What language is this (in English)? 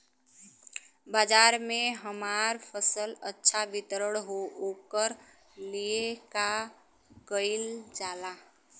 Bhojpuri